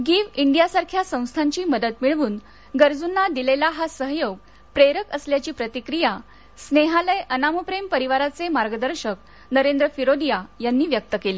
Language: Marathi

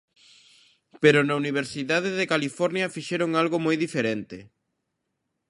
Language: Galician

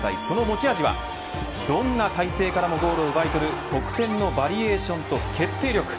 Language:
Japanese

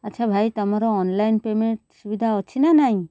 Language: Odia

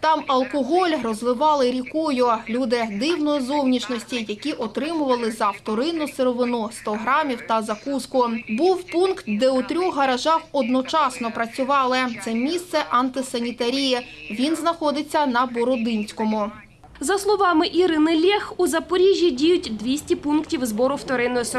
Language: Ukrainian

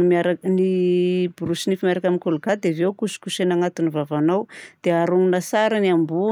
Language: Southern Betsimisaraka Malagasy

